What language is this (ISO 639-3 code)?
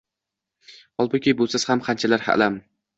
uzb